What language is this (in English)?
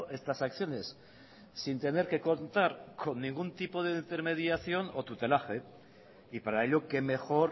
Spanish